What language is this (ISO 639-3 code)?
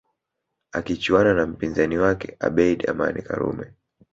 swa